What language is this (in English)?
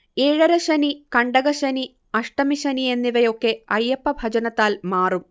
Malayalam